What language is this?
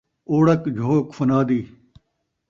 Saraiki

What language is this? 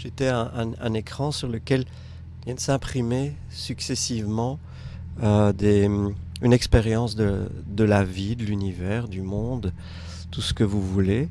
French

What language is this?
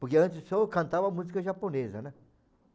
Portuguese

